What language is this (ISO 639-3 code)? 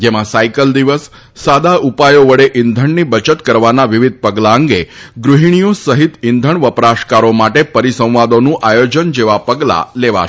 guj